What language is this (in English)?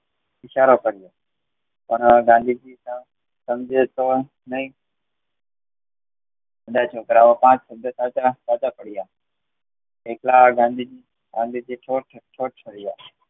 Gujarati